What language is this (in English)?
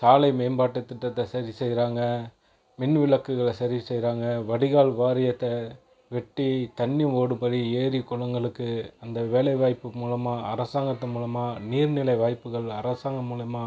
Tamil